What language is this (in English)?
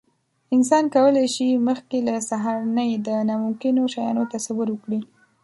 Pashto